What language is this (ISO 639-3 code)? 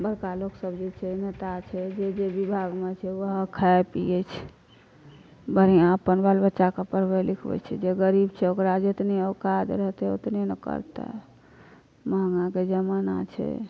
mai